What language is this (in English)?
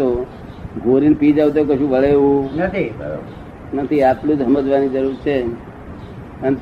Gujarati